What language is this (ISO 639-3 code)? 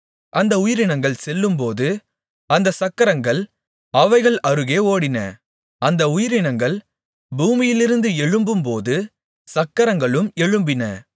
tam